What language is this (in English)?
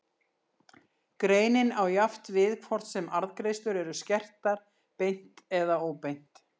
Icelandic